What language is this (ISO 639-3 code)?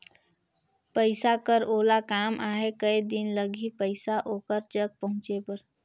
hne